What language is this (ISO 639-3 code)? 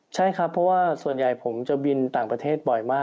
tha